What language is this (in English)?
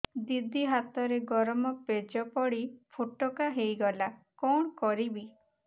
Odia